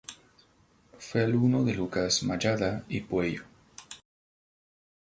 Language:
Spanish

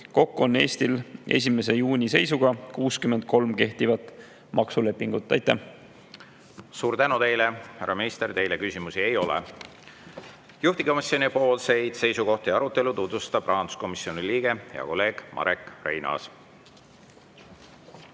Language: Estonian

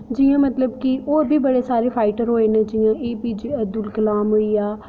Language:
Dogri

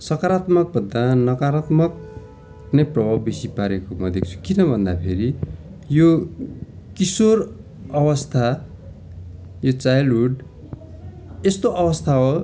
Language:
Nepali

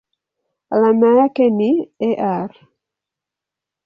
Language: Swahili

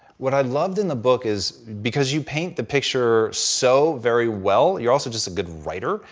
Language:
English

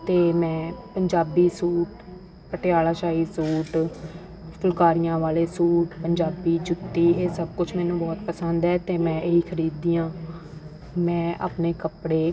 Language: Punjabi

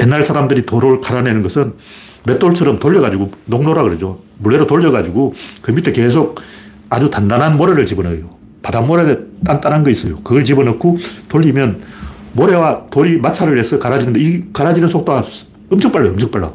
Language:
Korean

